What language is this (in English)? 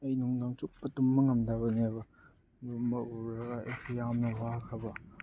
Manipuri